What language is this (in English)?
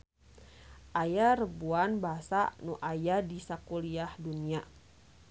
Sundanese